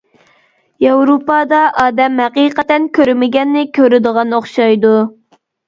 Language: Uyghur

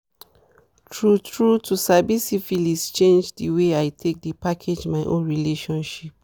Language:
Nigerian Pidgin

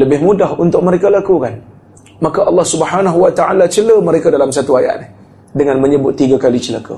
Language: Malay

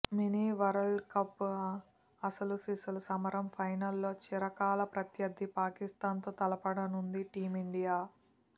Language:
Telugu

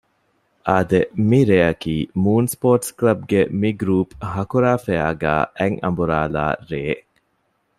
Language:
Divehi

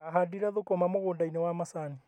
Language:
Kikuyu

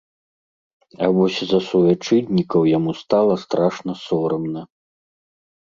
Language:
Belarusian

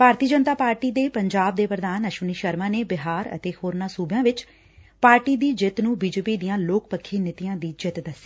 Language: Punjabi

